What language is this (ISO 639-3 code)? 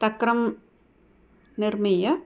san